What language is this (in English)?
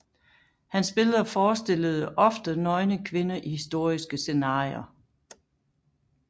Danish